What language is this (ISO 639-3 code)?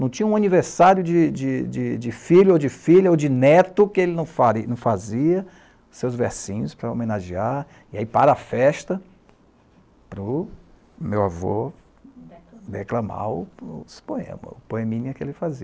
por